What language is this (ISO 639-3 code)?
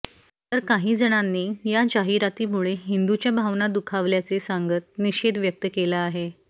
mar